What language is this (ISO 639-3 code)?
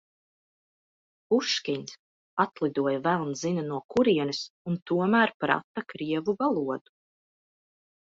lav